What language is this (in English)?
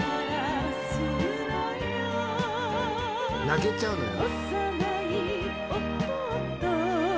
Japanese